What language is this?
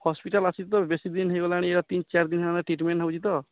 Odia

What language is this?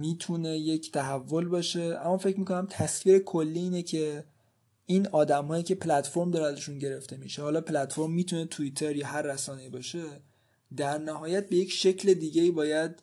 Persian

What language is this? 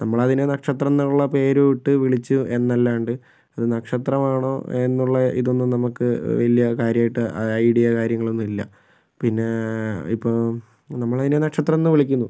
Malayalam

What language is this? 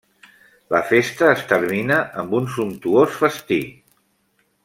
Catalan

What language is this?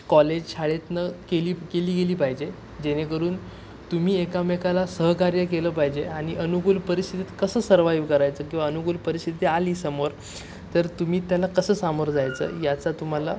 Marathi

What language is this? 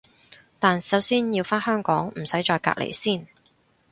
Cantonese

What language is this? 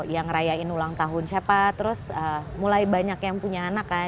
Indonesian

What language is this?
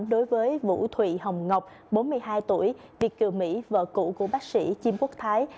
Vietnamese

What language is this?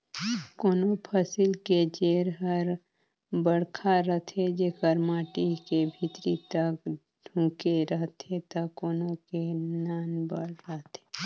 Chhattisgarhi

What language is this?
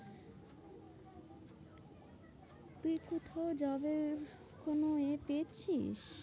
Bangla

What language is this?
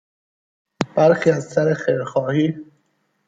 Persian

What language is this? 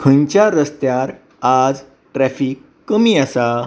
Konkani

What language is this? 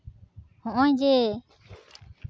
Santali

